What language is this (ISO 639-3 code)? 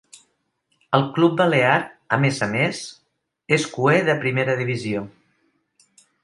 cat